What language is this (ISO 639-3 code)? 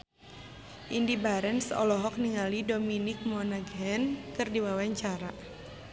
sun